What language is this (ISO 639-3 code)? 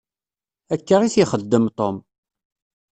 kab